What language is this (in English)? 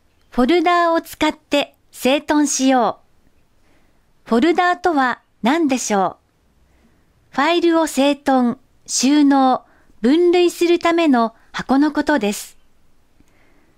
Japanese